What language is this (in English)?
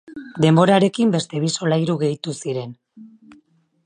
Basque